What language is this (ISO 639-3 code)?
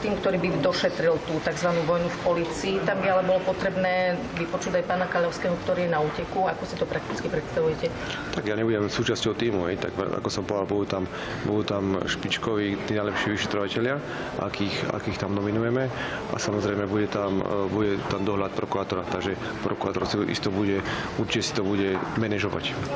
slk